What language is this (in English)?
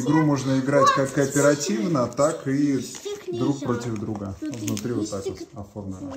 Russian